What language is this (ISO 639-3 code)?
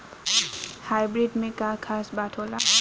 bho